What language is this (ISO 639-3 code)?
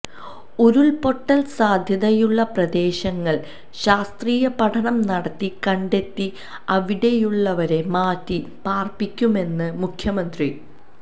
mal